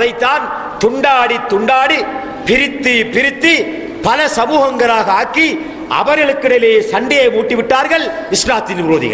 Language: Arabic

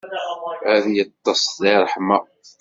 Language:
Kabyle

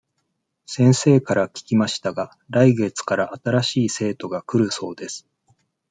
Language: Japanese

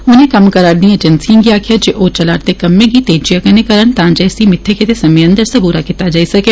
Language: Dogri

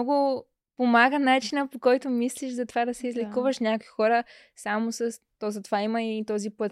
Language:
Bulgarian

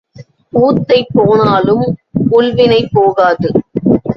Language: Tamil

